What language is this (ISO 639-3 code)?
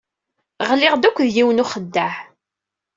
kab